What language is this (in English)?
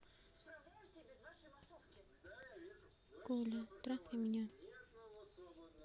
Russian